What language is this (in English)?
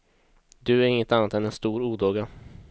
Swedish